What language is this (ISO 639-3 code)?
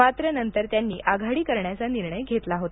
mar